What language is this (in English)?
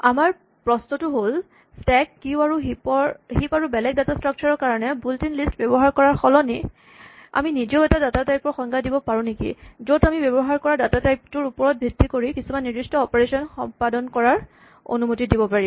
Assamese